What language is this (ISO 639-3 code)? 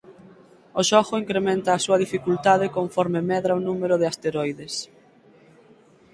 glg